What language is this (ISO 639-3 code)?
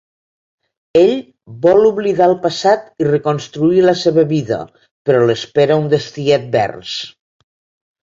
cat